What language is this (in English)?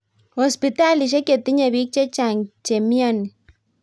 Kalenjin